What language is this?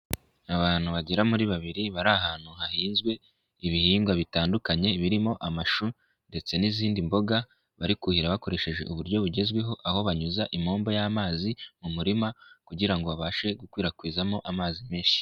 Kinyarwanda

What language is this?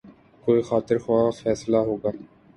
Urdu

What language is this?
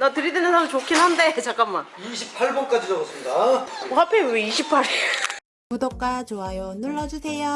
Korean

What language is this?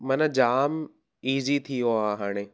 Sindhi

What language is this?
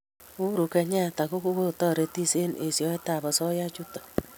Kalenjin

